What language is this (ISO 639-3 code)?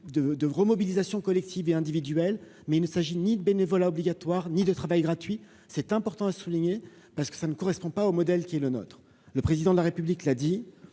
fra